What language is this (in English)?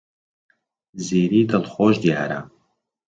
Central Kurdish